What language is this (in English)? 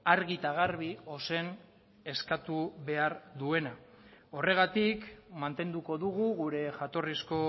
Basque